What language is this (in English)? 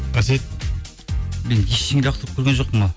Kazakh